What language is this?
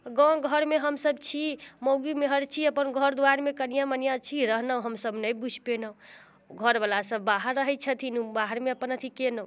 Maithili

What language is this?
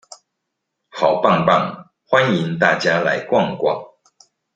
Chinese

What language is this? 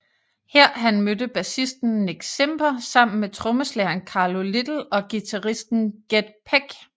Danish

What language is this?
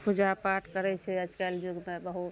Maithili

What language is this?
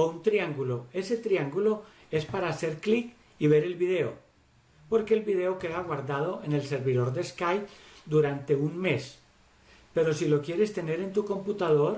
Spanish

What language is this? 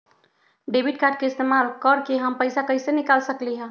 Magahi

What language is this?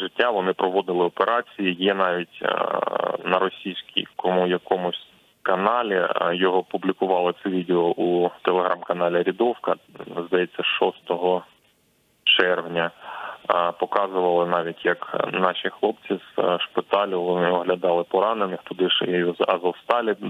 Ukrainian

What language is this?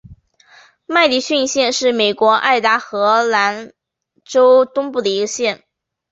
Chinese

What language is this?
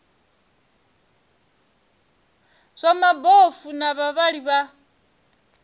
Venda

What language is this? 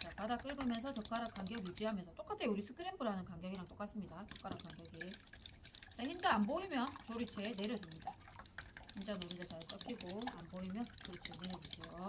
Korean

